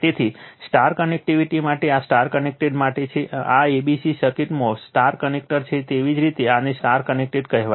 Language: Gujarati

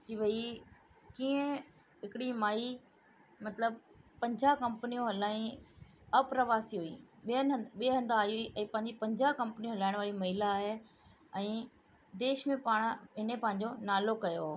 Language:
Sindhi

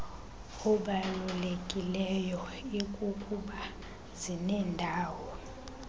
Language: Xhosa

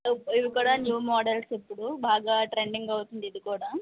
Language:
Telugu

